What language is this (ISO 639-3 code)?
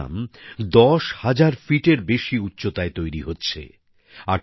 ben